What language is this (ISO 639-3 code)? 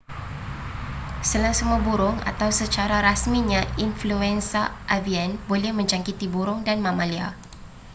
msa